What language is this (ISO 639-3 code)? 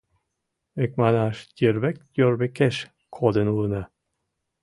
chm